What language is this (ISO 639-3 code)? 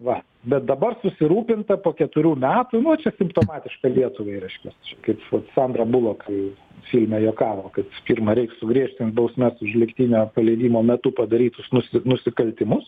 lit